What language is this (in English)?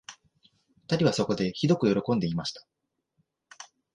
Japanese